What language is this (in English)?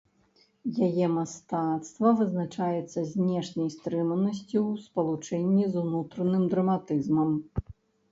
Belarusian